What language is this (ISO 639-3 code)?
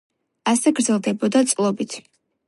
kat